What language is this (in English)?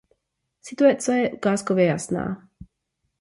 Czech